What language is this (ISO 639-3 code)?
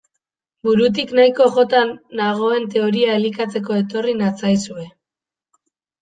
eus